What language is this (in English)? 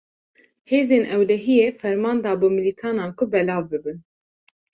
Kurdish